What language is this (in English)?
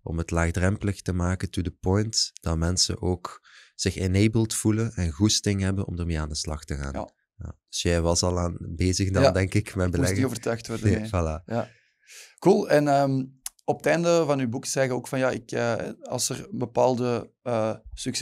Dutch